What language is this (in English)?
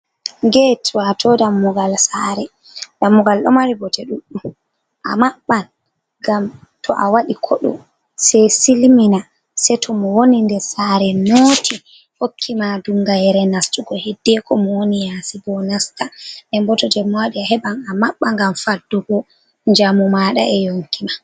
Fula